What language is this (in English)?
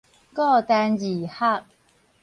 Min Nan Chinese